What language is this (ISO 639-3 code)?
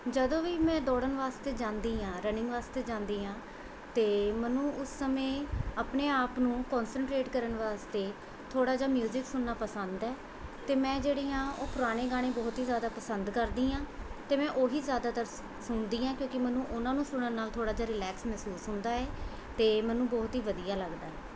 pan